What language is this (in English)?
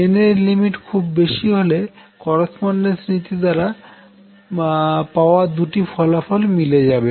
Bangla